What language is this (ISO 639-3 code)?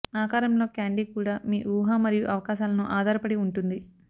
tel